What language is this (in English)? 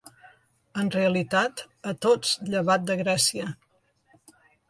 Catalan